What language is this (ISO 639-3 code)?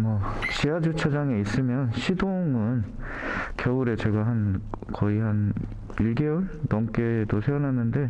kor